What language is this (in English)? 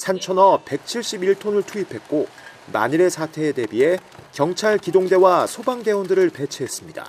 Korean